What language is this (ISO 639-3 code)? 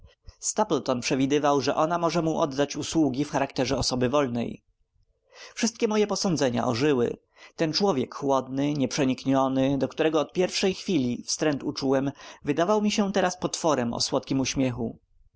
pol